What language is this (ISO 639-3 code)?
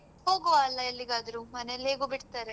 kan